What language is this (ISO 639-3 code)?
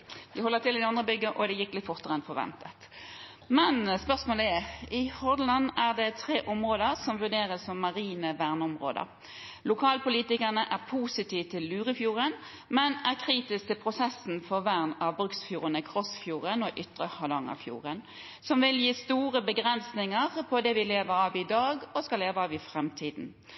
nob